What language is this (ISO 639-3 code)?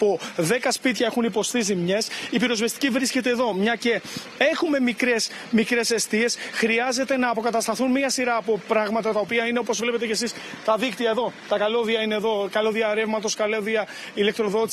ell